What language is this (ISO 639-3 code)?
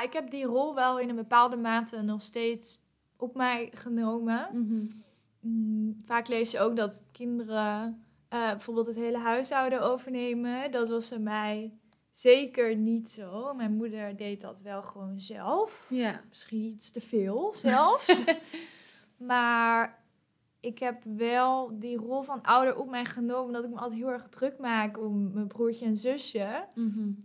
nld